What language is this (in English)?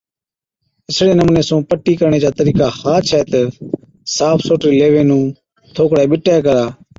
Od